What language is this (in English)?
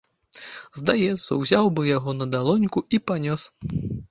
Belarusian